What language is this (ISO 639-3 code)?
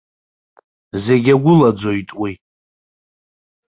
abk